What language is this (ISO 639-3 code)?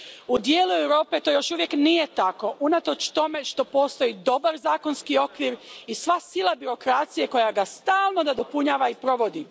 hrv